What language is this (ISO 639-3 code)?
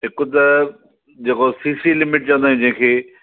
snd